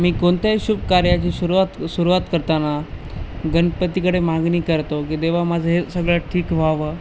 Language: Marathi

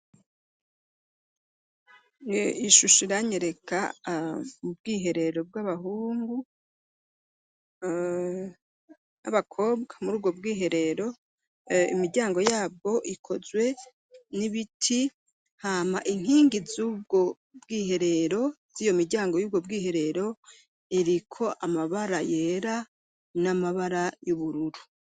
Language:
Rundi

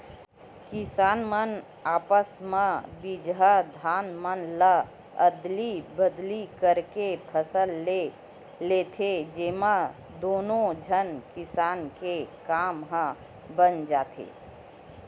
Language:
Chhattisgarhi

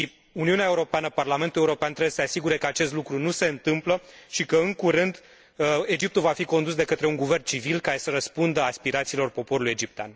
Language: Romanian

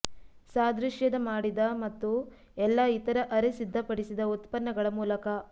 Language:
Kannada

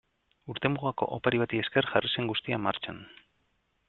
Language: Basque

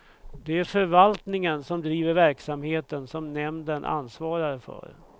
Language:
Swedish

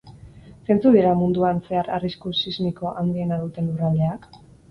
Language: Basque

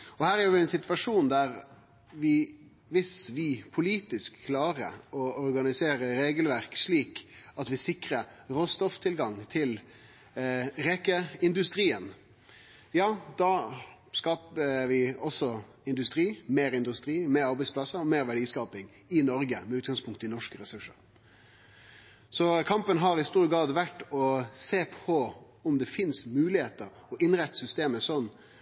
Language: Norwegian Nynorsk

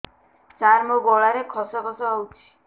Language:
Odia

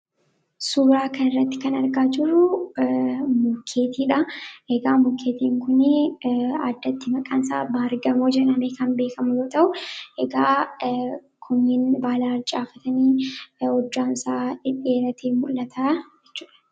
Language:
Oromo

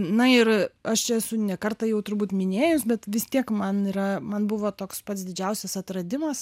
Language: Lithuanian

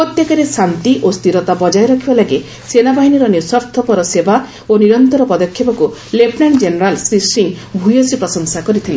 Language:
Odia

